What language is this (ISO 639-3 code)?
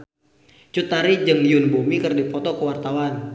sun